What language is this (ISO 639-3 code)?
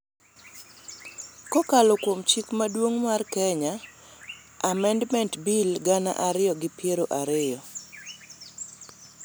luo